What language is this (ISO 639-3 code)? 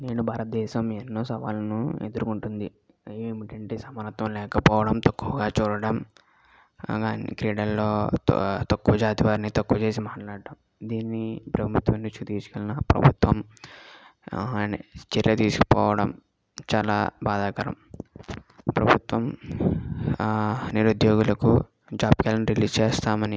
tel